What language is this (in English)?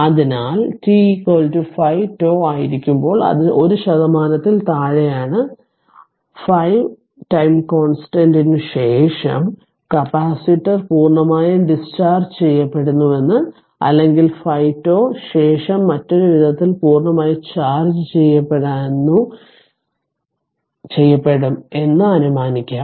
Malayalam